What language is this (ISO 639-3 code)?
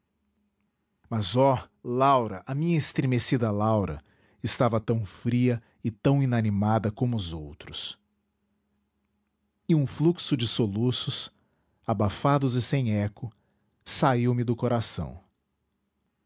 por